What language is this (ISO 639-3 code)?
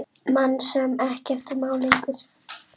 isl